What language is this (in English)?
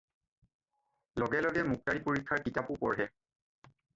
Assamese